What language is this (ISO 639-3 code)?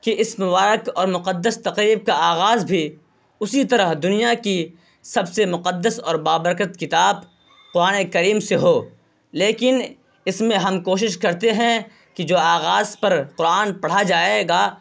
urd